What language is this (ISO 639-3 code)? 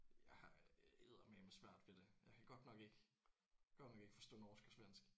dan